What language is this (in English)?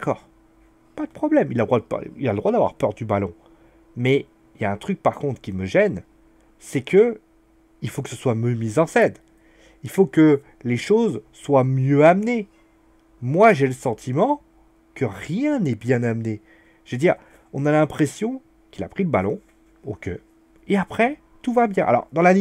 French